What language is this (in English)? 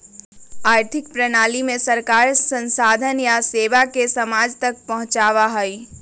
Magahi